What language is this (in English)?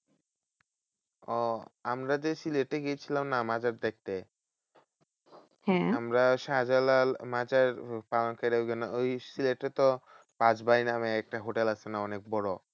Bangla